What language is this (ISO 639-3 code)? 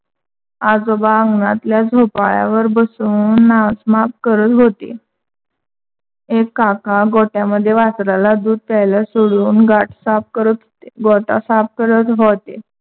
mar